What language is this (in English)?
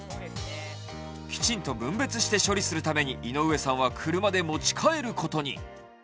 Japanese